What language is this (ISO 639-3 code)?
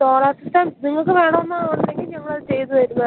mal